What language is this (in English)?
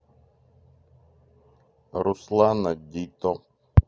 Russian